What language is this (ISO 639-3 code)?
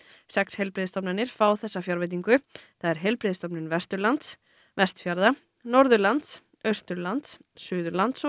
isl